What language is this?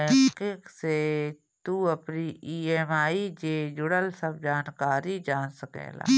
Bhojpuri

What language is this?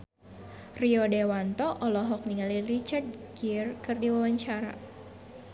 Sundanese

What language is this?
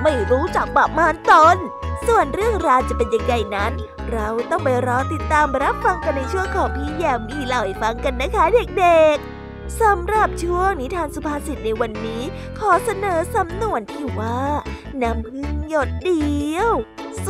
Thai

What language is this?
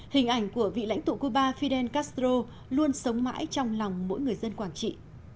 Vietnamese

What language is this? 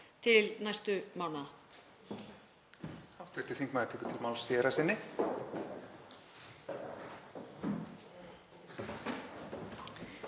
Icelandic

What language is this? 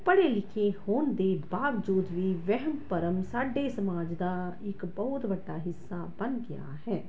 Punjabi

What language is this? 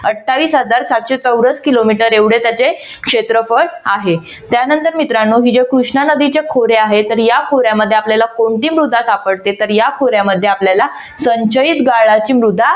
Marathi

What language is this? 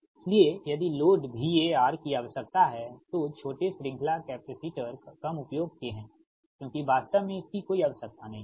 Hindi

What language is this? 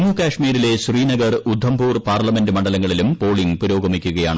Malayalam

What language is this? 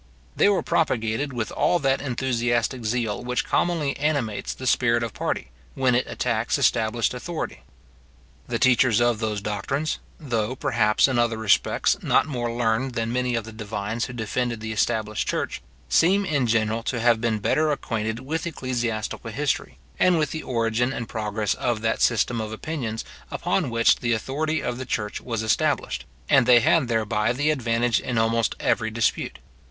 English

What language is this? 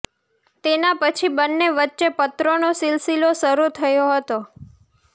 Gujarati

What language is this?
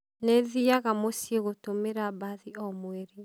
Kikuyu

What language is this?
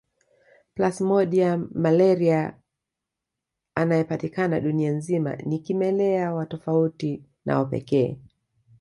Swahili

